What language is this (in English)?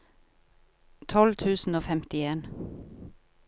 Norwegian